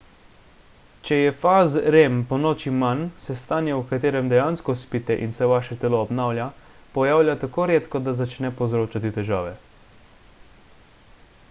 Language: Slovenian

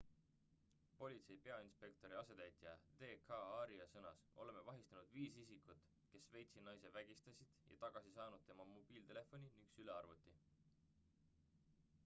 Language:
Estonian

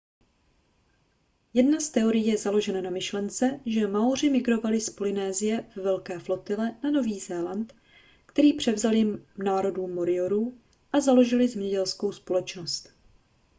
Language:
Czech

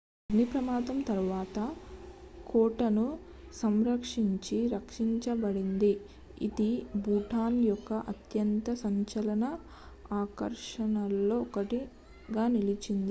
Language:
Telugu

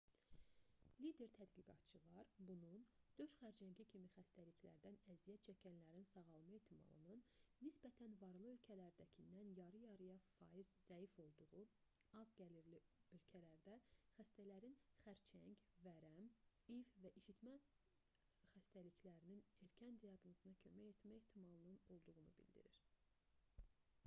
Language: Azerbaijani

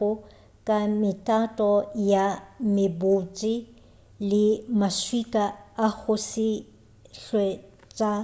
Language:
Northern Sotho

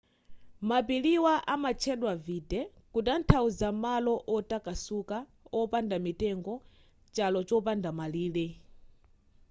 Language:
Nyanja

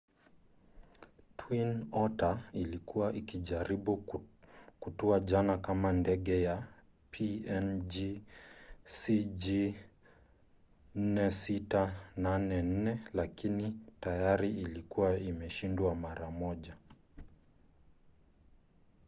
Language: Swahili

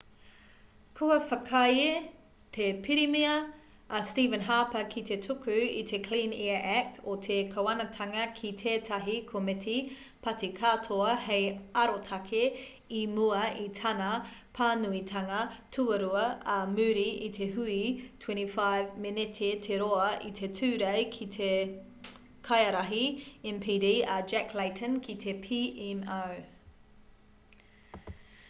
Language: Māori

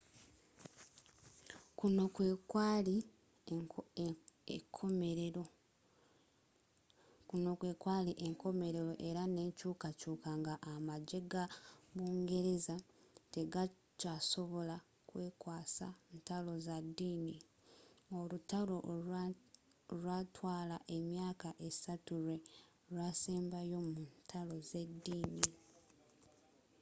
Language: Ganda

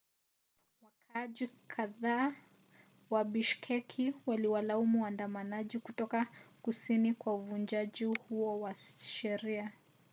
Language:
Swahili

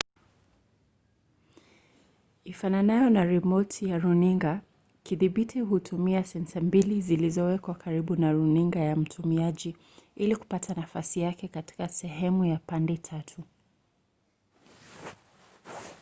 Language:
Swahili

